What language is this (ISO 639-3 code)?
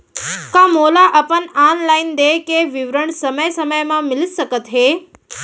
hne